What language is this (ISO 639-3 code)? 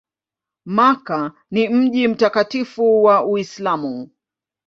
swa